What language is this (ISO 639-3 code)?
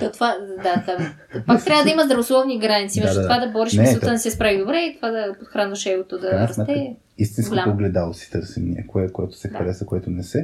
bul